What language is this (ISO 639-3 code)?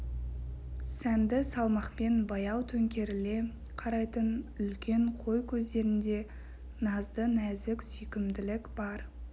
kaz